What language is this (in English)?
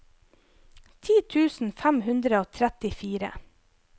Norwegian